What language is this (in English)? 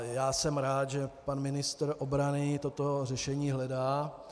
Czech